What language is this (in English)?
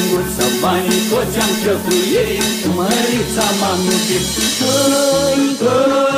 Romanian